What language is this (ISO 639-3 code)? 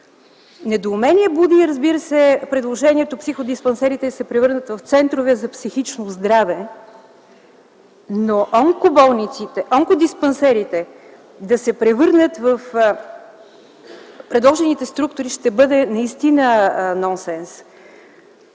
bul